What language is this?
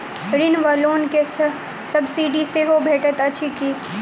Maithili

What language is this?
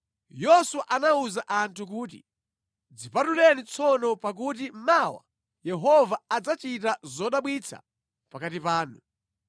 Nyanja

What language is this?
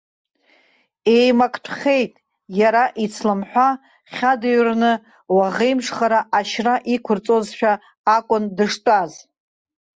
Abkhazian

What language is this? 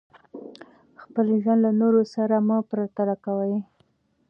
Pashto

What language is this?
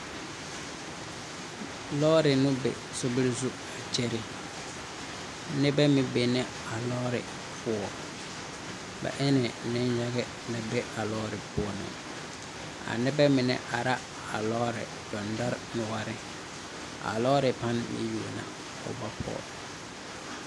Southern Dagaare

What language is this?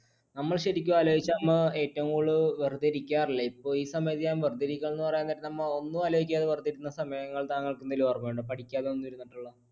Malayalam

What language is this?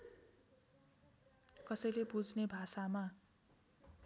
Nepali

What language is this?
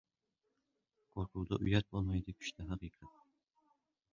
Uzbek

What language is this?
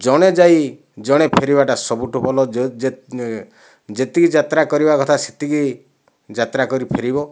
Odia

